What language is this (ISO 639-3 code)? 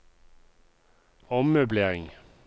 nor